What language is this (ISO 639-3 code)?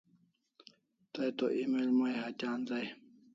kls